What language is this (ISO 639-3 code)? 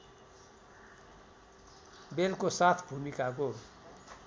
nep